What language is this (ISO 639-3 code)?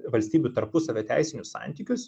lit